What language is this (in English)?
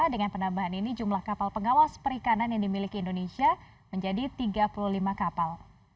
Indonesian